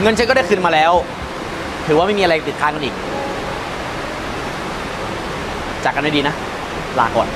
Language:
Thai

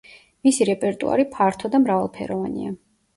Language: Georgian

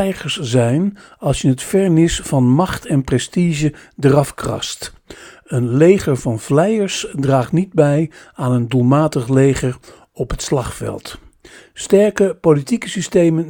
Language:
Dutch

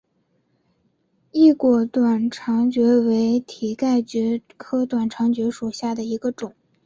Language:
Chinese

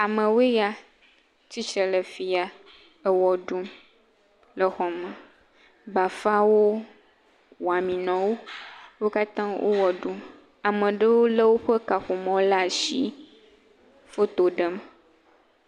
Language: Ewe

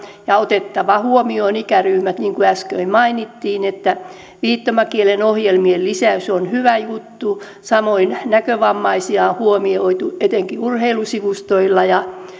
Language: Finnish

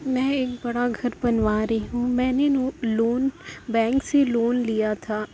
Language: Urdu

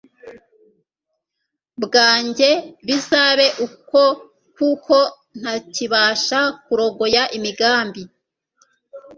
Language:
Kinyarwanda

